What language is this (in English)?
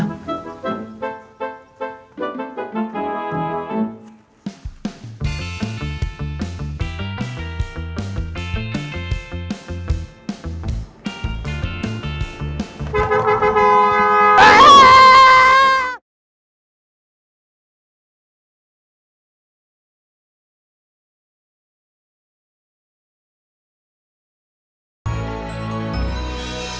Indonesian